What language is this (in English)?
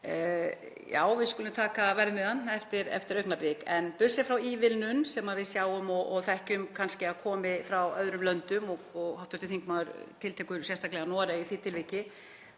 Icelandic